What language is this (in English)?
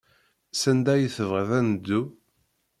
Kabyle